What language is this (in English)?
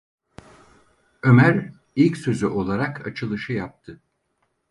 Turkish